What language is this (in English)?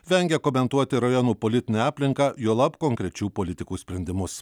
Lithuanian